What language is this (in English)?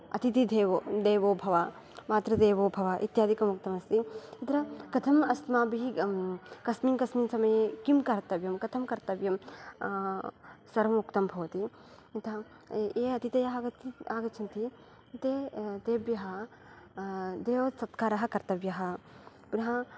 Sanskrit